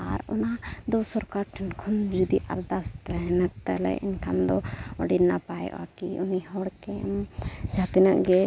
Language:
Santali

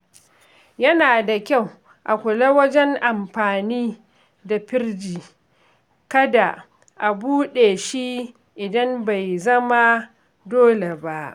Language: Hausa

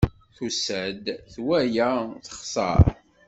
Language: Kabyle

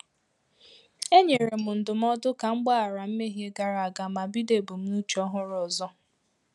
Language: Igbo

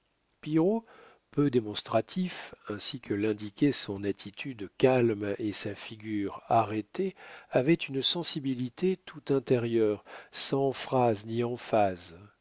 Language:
French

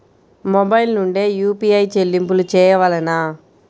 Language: Telugu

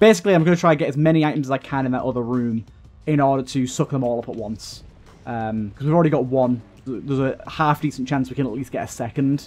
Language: English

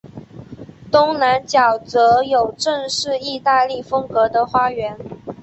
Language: Chinese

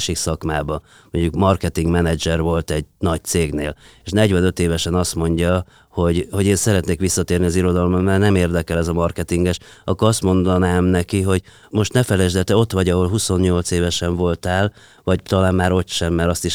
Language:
Hungarian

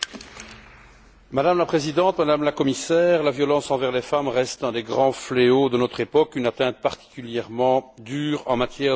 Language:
French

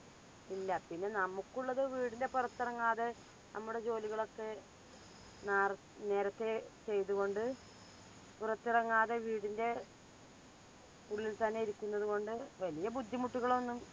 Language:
Malayalam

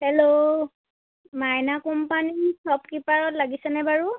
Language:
Assamese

